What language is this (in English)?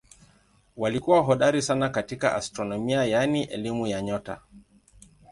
Swahili